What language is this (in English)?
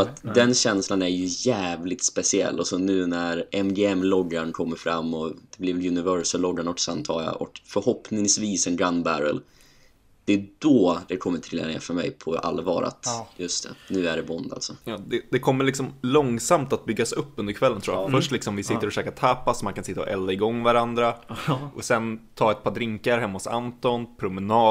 Swedish